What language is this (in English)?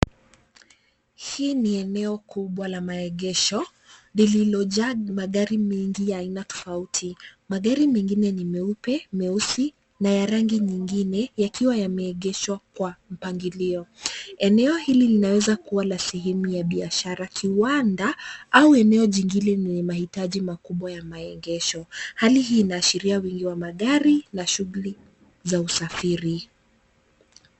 Swahili